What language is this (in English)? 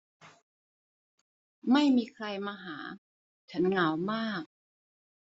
Thai